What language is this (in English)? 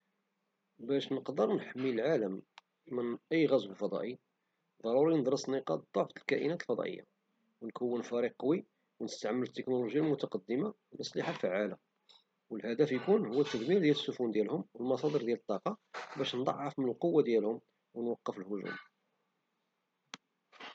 Moroccan Arabic